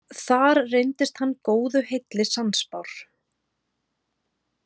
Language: Icelandic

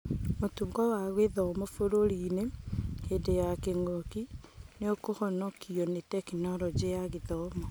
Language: Kikuyu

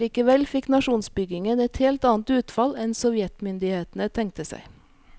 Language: Norwegian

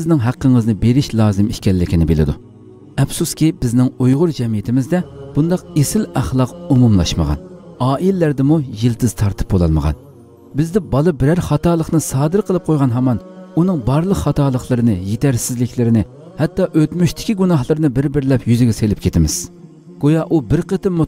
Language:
Turkish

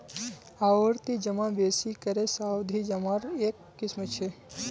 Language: Magahi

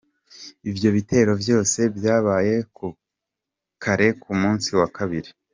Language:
Kinyarwanda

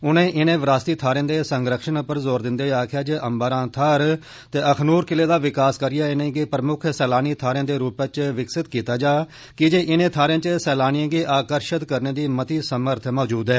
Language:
Dogri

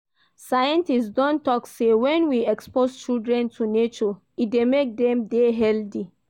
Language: Nigerian Pidgin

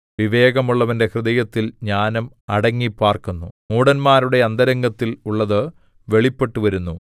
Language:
Malayalam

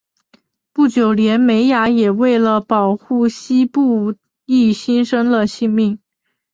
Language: Chinese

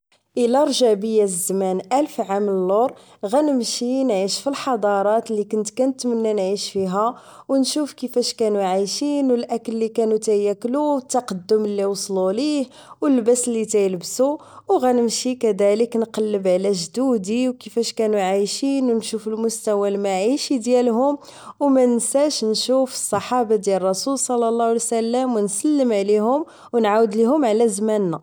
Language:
Moroccan Arabic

